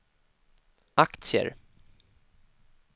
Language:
Swedish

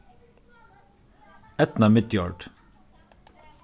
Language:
Faroese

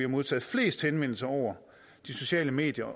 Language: Danish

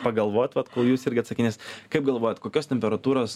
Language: Lithuanian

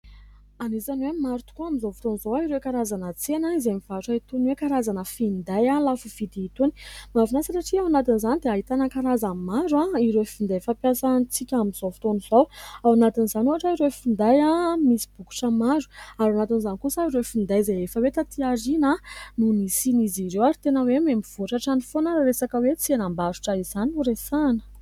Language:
Malagasy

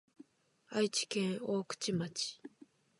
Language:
Japanese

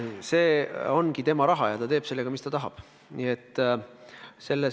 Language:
Estonian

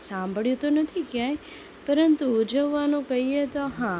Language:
Gujarati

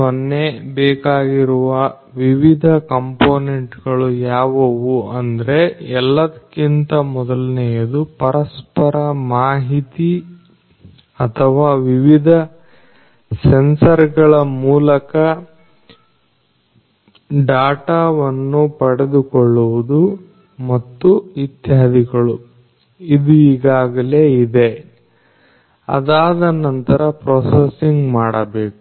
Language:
Kannada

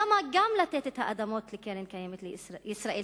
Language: Hebrew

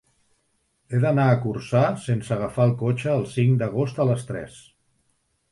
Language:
Catalan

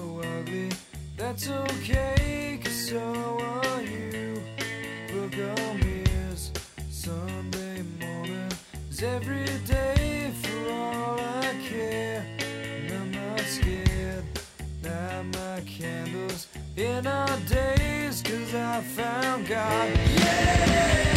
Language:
Persian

